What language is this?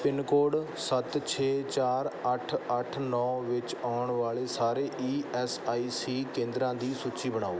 Punjabi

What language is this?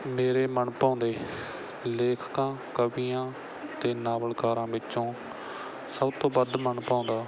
Punjabi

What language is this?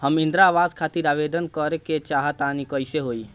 Bhojpuri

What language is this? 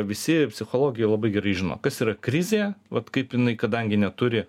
Lithuanian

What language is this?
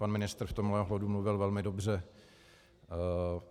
Czech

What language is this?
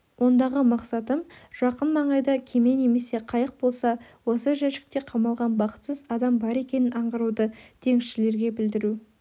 Kazakh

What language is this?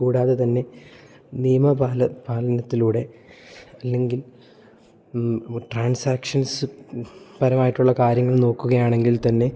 Malayalam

